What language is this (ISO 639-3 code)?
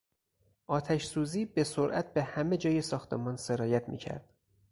fas